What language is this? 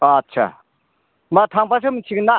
Bodo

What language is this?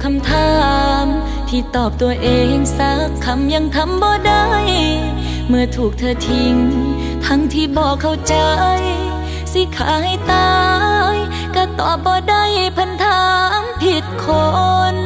Thai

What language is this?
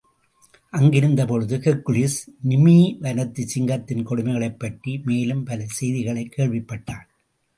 Tamil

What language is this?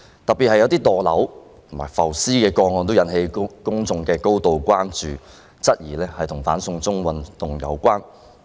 Cantonese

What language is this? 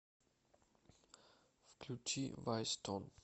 Russian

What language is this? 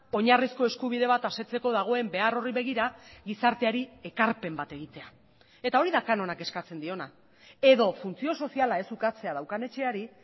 Basque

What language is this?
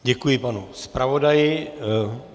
Czech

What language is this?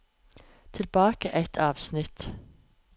Norwegian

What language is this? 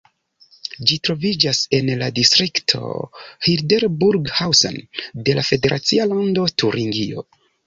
Esperanto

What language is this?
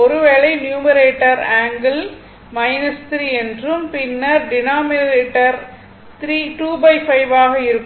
Tamil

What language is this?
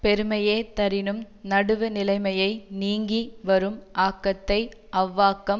Tamil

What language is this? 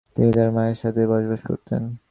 Bangla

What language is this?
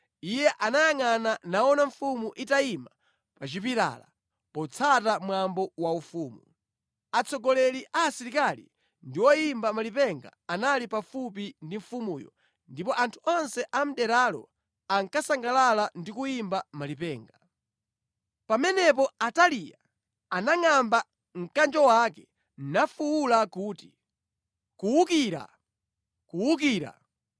Nyanja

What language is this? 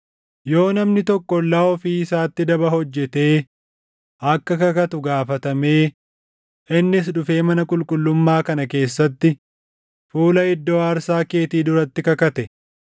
Oromo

